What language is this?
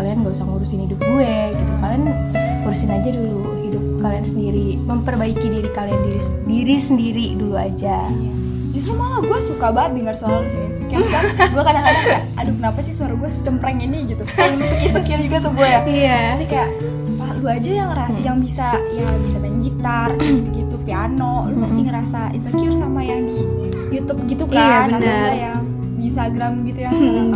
Indonesian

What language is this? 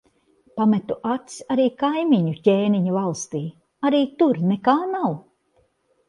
Latvian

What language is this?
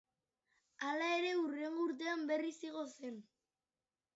Basque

